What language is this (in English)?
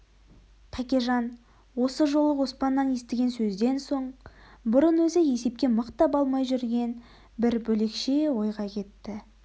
Kazakh